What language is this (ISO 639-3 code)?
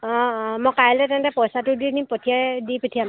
asm